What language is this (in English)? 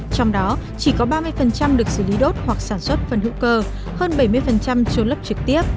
Vietnamese